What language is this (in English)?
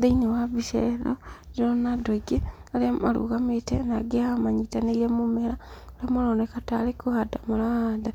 Kikuyu